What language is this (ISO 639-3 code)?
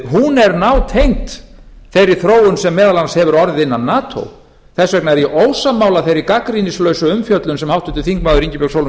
isl